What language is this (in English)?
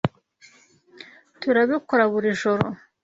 Kinyarwanda